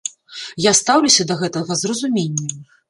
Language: Belarusian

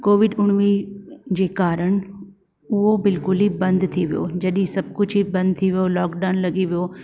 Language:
Sindhi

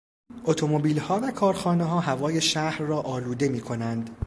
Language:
Persian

